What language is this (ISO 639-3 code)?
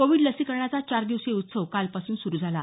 mar